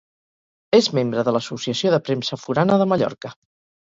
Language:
Catalan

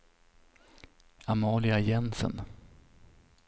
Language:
Swedish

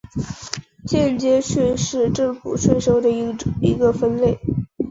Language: Chinese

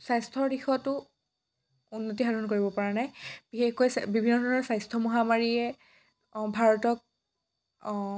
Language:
Assamese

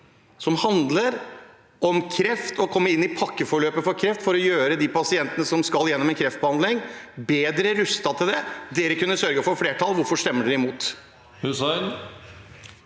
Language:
Norwegian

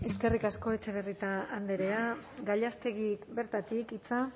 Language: Basque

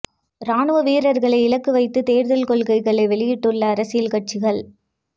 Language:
Tamil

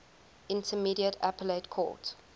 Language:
English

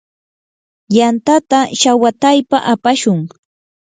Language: Yanahuanca Pasco Quechua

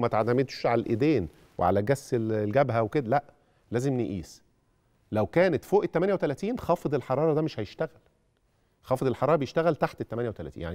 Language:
Arabic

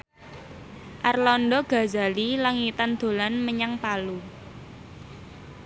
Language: Javanese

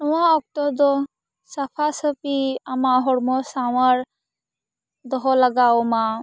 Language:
Santali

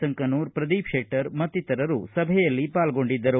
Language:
Kannada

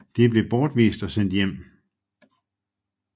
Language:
Danish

